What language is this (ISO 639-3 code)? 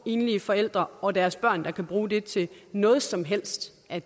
dan